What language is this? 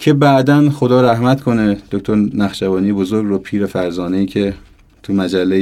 Persian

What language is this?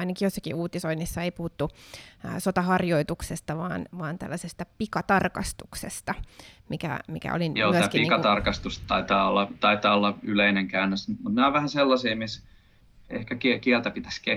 Finnish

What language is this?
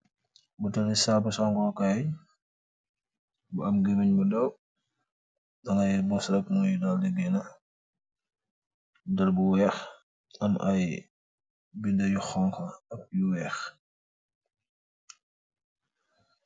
Wolof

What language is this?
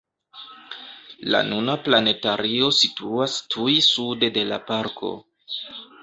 Esperanto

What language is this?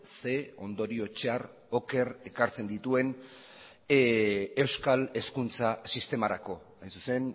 Basque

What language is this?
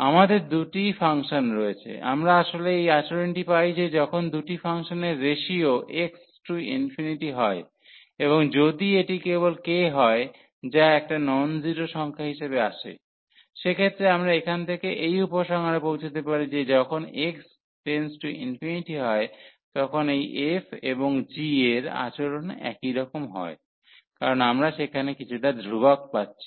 Bangla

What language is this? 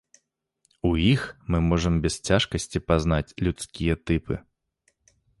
Belarusian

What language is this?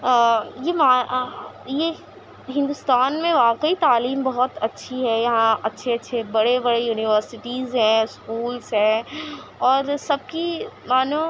Urdu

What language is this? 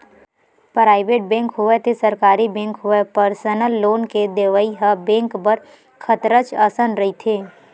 Chhattisgarhi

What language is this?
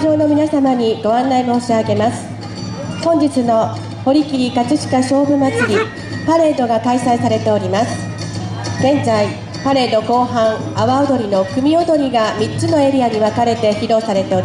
Japanese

